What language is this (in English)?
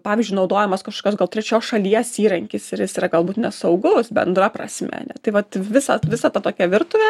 Lithuanian